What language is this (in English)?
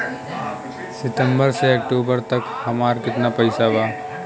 Bhojpuri